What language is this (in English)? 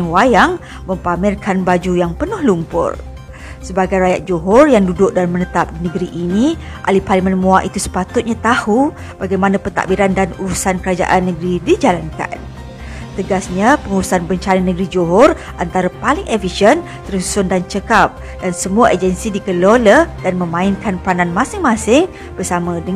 Malay